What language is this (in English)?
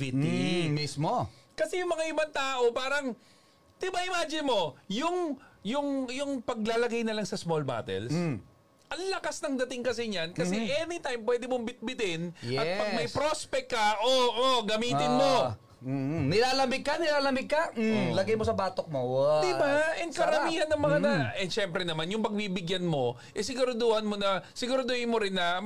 Filipino